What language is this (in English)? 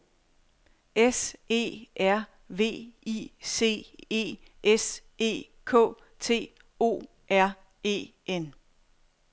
Danish